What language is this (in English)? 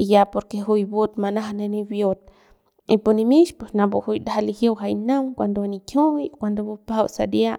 Central Pame